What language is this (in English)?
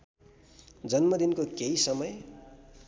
Nepali